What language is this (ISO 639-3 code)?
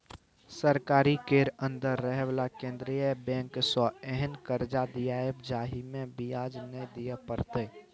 mai